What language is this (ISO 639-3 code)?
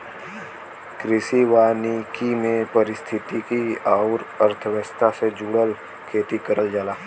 bho